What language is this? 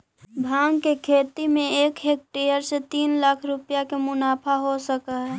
Magahi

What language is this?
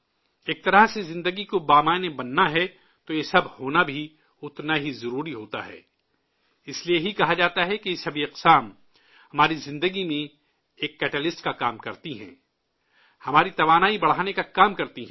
Urdu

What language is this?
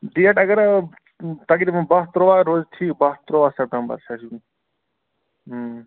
Kashmiri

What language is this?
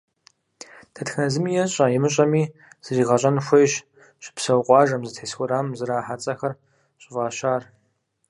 Kabardian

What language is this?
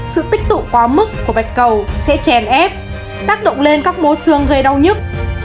Vietnamese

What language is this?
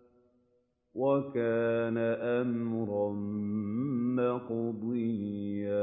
Arabic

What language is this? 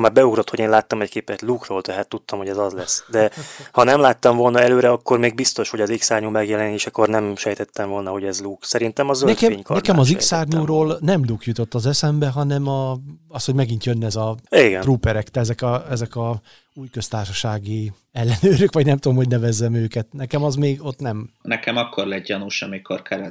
Hungarian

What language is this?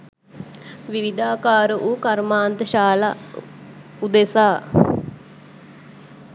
Sinhala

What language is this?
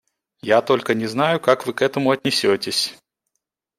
Russian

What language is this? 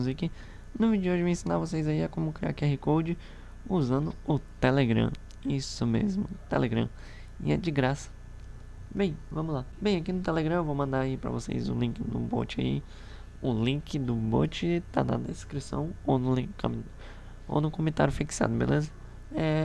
Portuguese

